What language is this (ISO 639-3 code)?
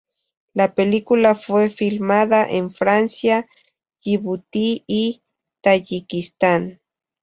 spa